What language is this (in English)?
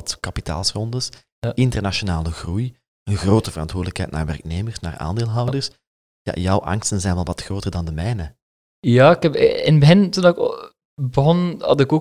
Dutch